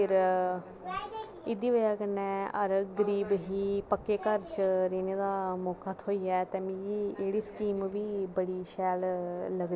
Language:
Dogri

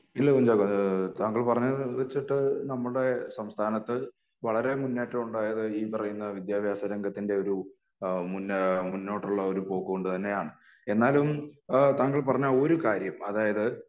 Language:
Malayalam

